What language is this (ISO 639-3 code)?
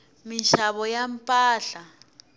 tso